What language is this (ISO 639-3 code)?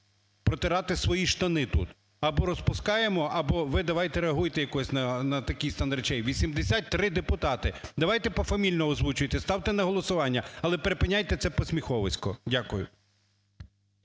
ukr